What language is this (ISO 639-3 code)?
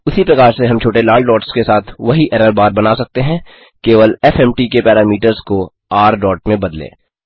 hin